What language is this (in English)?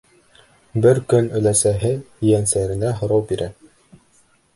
Bashkir